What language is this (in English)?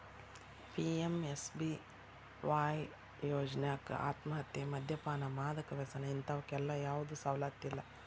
Kannada